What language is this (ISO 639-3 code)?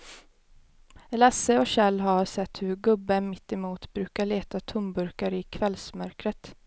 swe